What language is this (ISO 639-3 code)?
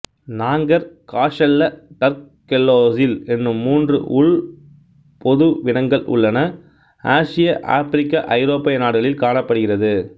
tam